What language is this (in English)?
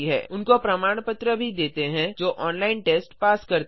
Hindi